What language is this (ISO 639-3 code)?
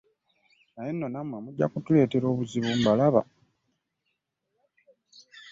lug